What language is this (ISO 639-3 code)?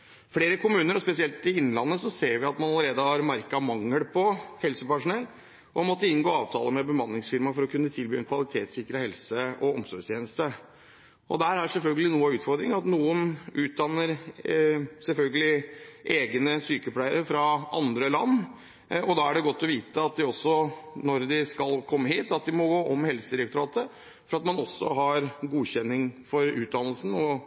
nob